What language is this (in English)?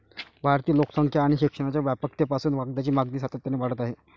Marathi